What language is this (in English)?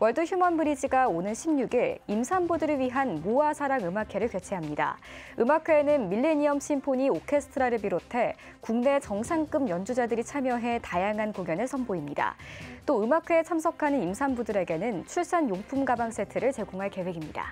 Korean